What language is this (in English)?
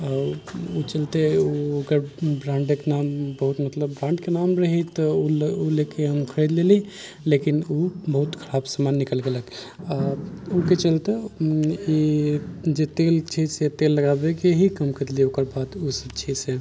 Maithili